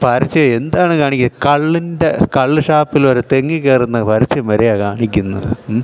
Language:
Malayalam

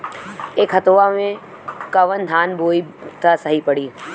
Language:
Bhojpuri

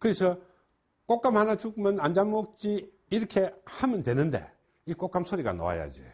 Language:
Korean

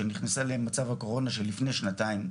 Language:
Hebrew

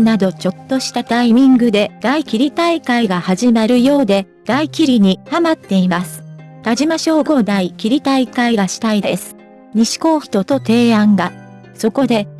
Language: Japanese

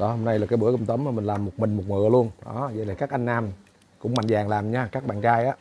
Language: Vietnamese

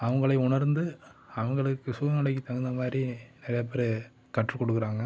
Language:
Tamil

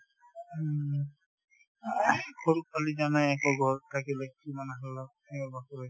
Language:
Assamese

